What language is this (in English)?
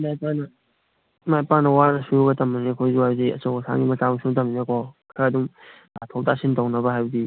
Manipuri